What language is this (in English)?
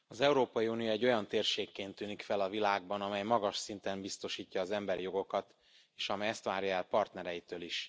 Hungarian